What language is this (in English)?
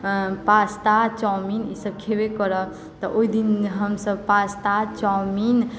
Maithili